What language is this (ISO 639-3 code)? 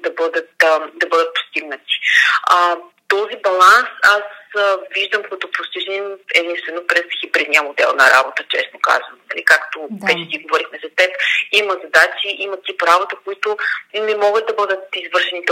bul